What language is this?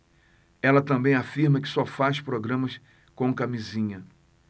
Portuguese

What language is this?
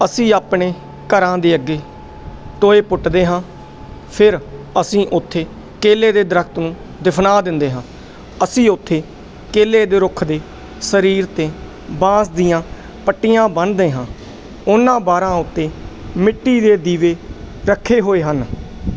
Punjabi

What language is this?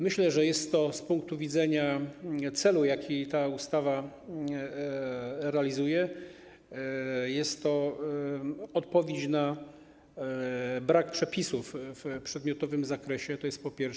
Polish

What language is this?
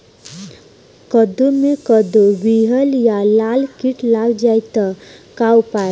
Bhojpuri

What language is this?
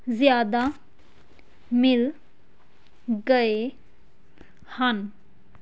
Punjabi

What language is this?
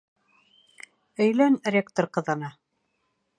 Bashkir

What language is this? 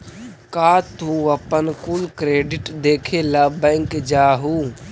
Magahi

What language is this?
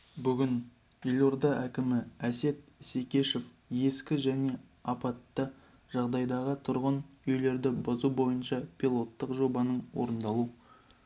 Kazakh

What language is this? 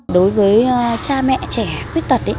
Vietnamese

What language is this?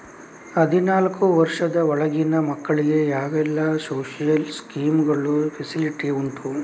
Kannada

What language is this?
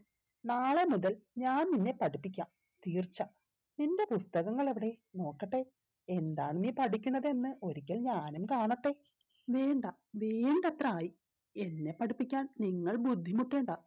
Malayalam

